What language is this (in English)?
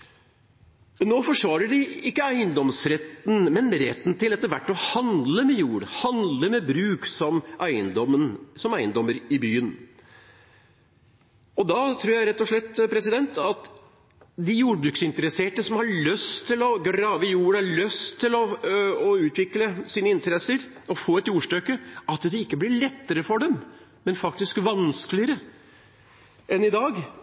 Norwegian Bokmål